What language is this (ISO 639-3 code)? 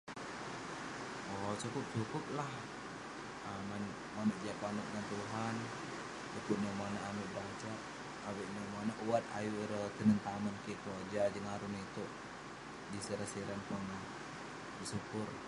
pne